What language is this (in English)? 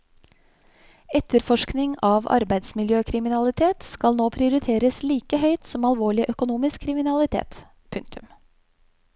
Norwegian